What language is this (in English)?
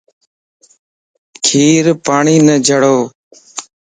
Lasi